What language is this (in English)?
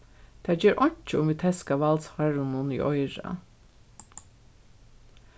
Faroese